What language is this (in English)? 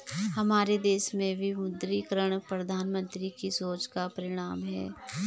Hindi